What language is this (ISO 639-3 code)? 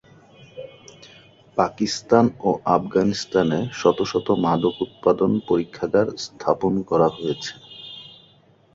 ben